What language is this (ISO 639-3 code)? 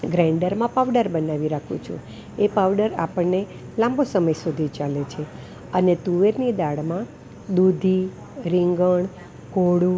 guj